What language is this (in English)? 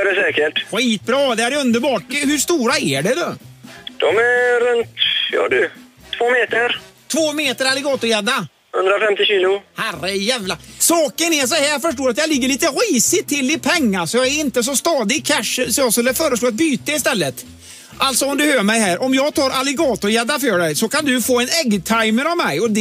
Swedish